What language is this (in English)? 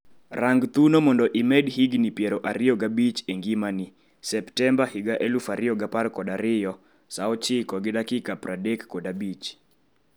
Luo (Kenya and Tanzania)